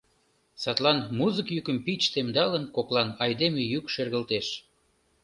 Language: Mari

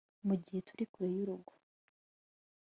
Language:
Kinyarwanda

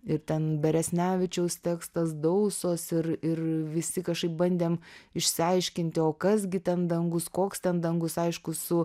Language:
Lithuanian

